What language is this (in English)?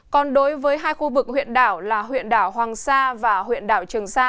Vietnamese